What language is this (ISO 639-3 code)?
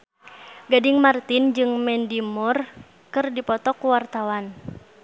sun